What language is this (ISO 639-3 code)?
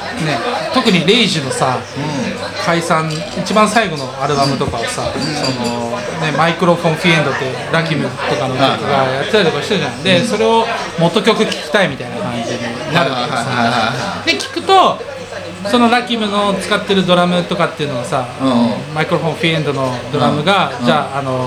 jpn